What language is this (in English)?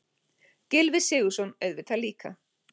Icelandic